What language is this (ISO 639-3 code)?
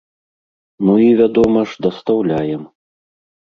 bel